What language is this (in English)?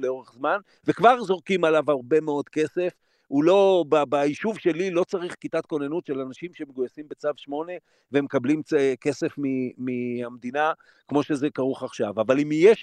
Hebrew